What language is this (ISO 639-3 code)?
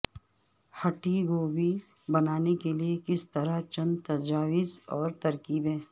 urd